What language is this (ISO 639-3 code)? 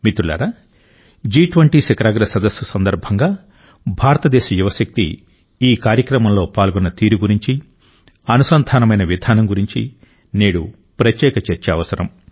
tel